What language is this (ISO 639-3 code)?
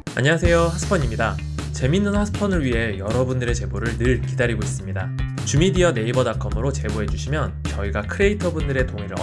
kor